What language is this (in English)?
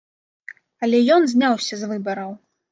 Belarusian